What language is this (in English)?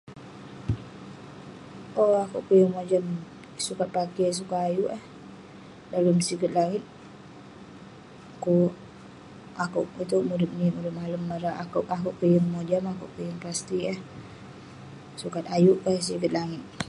Western Penan